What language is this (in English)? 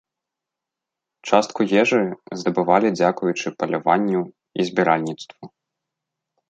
Belarusian